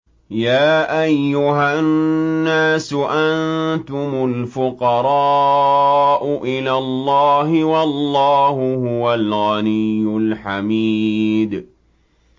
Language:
Arabic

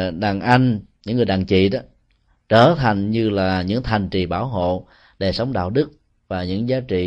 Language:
Vietnamese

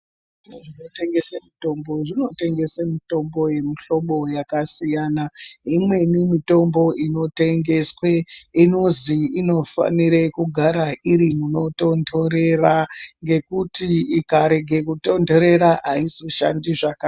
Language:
Ndau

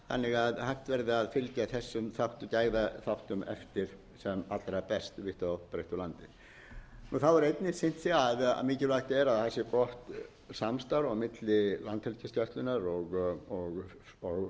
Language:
Icelandic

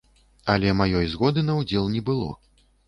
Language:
Belarusian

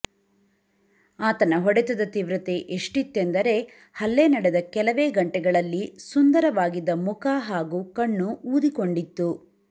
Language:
Kannada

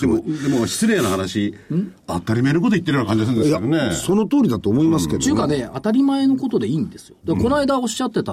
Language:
Japanese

